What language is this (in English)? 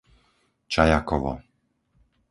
Slovak